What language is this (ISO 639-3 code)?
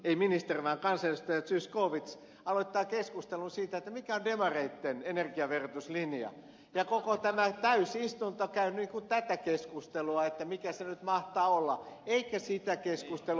fin